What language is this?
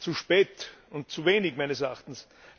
German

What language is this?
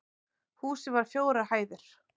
Icelandic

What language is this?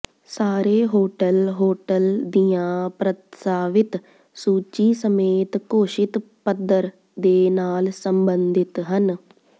Punjabi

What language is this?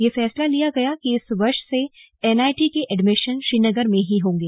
Hindi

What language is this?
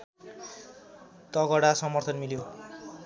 Nepali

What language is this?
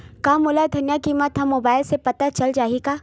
Chhattisgarhi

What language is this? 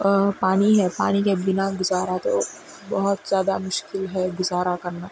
Urdu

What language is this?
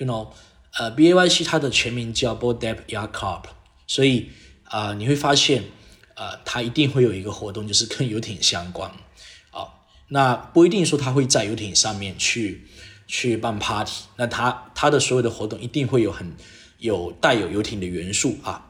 Chinese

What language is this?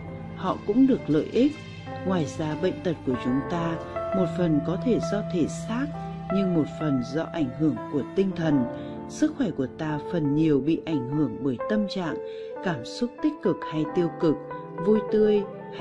Vietnamese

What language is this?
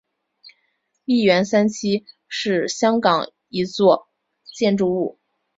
Chinese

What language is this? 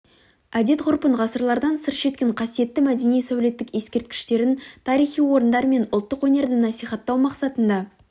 Kazakh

